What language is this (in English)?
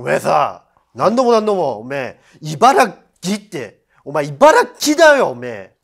Japanese